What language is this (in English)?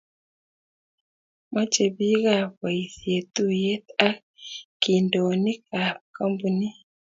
Kalenjin